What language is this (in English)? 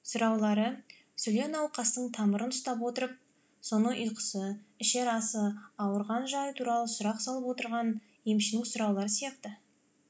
Kazakh